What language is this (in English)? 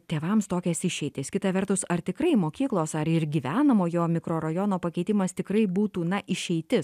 Lithuanian